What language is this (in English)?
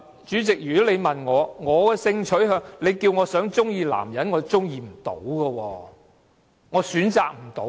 Cantonese